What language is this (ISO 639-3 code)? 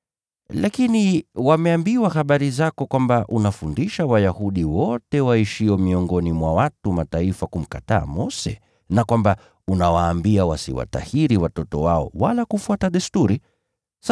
swa